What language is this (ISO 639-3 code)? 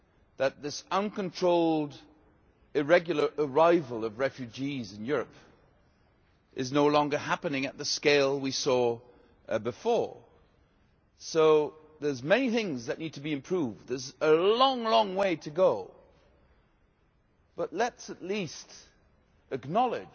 eng